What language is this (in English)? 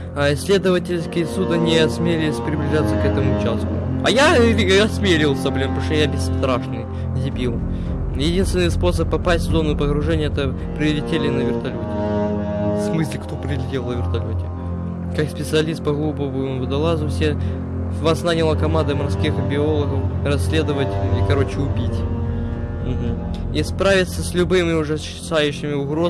Russian